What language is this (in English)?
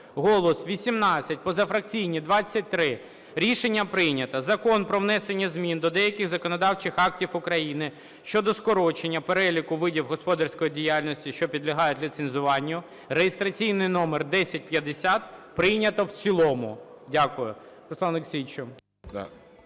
Ukrainian